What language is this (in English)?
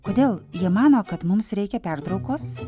Lithuanian